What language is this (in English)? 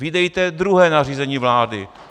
Czech